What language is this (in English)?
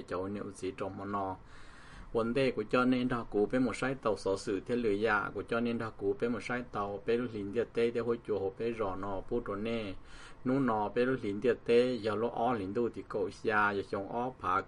Thai